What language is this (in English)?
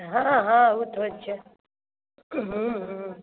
Maithili